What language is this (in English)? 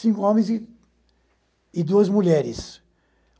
Portuguese